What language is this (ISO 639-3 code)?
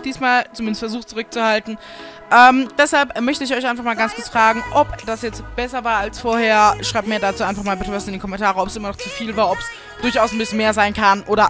deu